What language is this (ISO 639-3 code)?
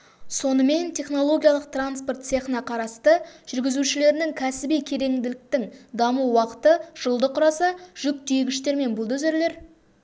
kaz